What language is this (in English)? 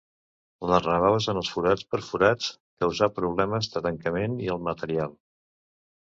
Catalan